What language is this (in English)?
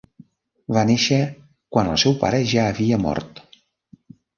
Catalan